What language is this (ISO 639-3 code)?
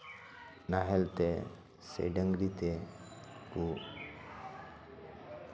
sat